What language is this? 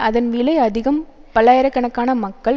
Tamil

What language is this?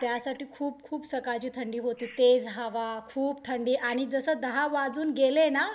Marathi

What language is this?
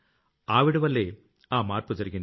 Telugu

